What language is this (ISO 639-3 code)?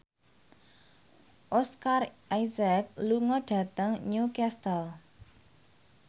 jav